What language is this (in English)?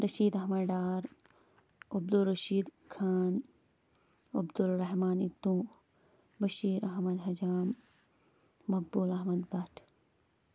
Kashmiri